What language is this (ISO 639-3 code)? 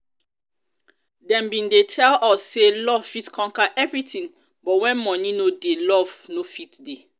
pcm